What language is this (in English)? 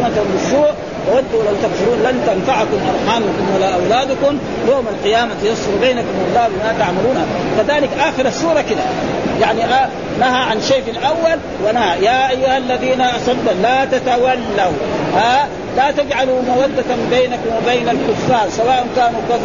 Arabic